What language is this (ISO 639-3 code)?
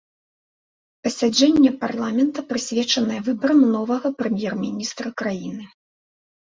bel